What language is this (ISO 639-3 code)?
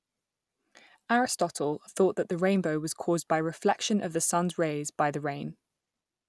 eng